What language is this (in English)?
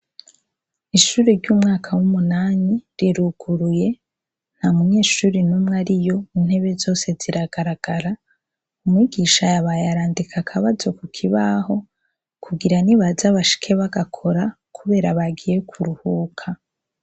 Rundi